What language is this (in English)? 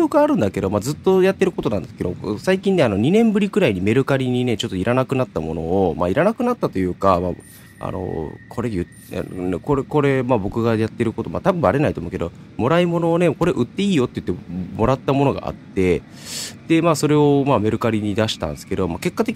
Japanese